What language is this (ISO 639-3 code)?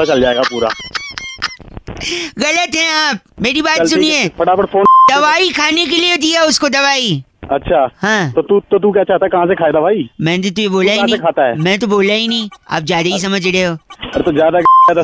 hin